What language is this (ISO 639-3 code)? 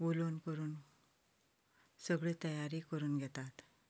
kok